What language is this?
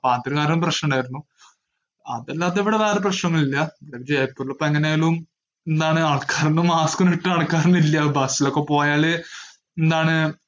Malayalam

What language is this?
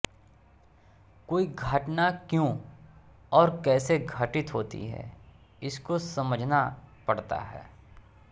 Hindi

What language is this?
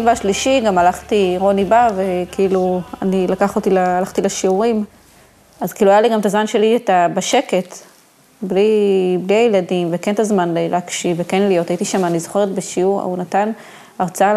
Hebrew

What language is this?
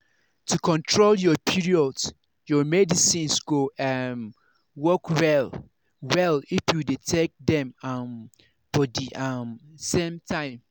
Nigerian Pidgin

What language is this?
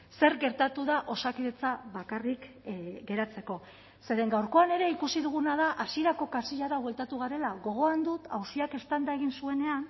Basque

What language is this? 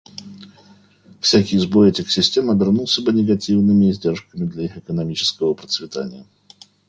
Russian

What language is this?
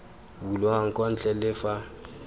Tswana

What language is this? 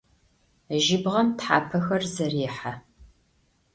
Adyghe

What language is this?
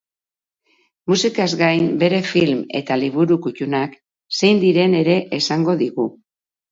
Basque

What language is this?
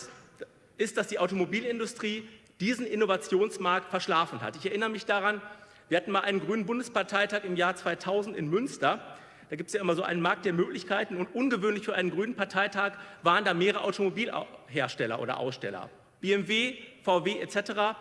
German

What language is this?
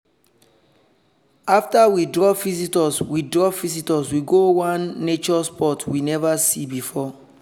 Nigerian Pidgin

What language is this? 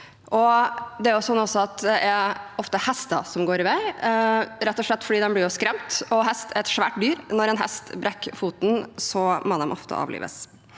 Norwegian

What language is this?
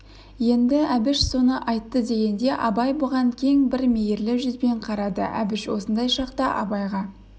Kazakh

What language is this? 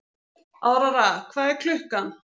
Icelandic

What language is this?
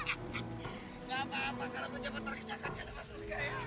Indonesian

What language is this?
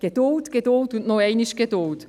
Swiss German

